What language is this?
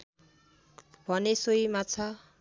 Nepali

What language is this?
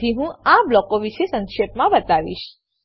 Gujarati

